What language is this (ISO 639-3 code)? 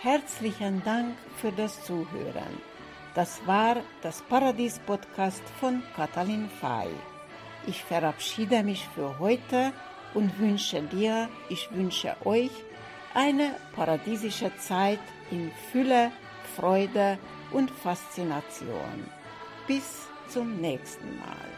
deu